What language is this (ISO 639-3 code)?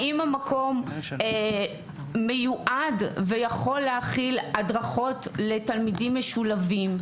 heb